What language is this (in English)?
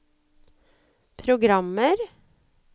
Norwegian